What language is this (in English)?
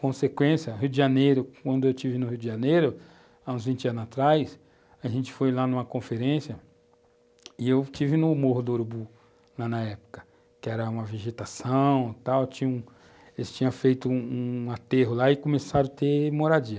Portuguese